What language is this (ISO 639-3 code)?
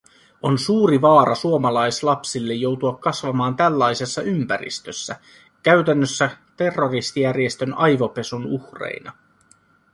fin